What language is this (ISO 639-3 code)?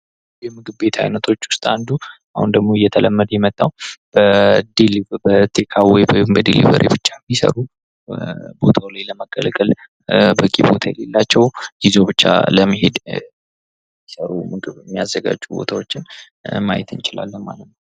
amh